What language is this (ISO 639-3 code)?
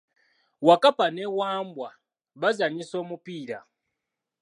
lug